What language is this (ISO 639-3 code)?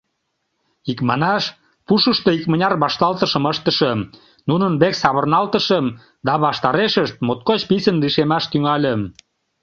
chm